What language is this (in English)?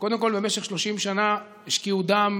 Hebrew